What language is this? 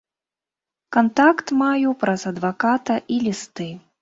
Belarusian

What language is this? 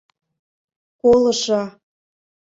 Mari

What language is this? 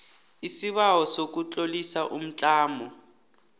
South Ndebele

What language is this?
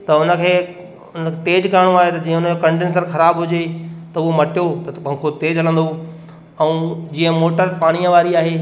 Sindhi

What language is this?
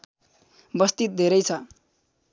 Nepali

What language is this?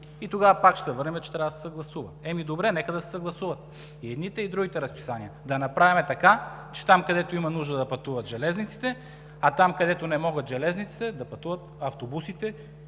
Bulgarian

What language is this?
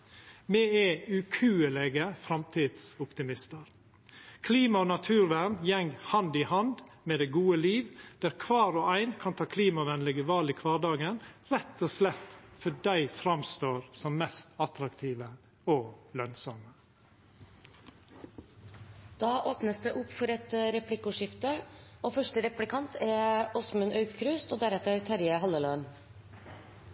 Norwegian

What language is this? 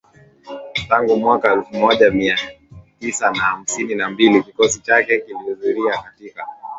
Swahili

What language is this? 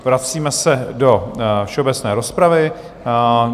Czech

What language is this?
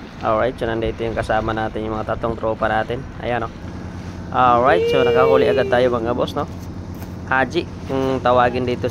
Filipino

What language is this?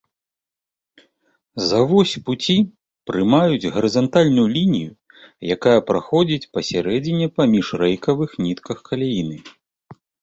Belarusian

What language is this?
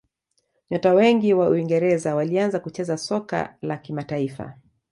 Swahili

